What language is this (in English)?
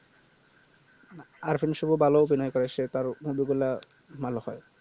Bangla